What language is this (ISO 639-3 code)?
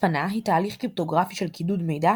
heb